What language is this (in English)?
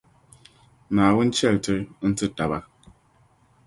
Dagbani